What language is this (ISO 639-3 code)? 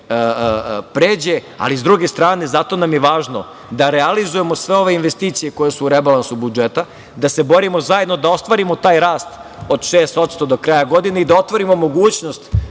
srp